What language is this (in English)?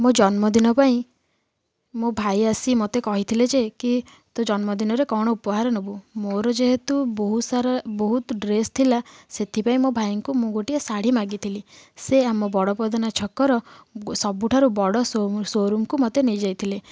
Odia